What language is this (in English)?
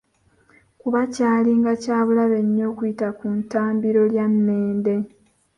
Ganda